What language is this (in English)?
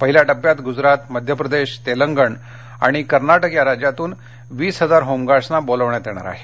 Marathi